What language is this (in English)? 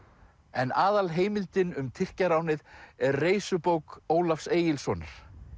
Icelandic